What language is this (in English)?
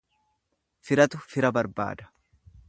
Oromo